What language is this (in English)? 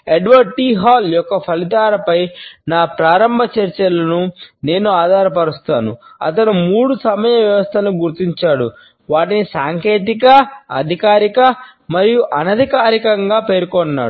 Telugu